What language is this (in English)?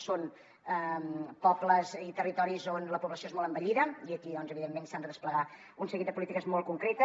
Catalan